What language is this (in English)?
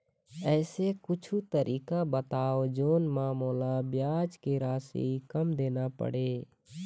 Chhattisgarhi